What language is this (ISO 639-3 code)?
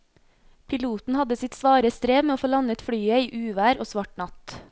nor